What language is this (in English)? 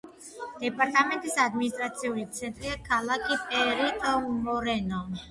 Georgian